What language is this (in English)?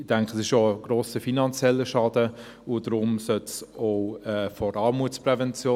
Swiss German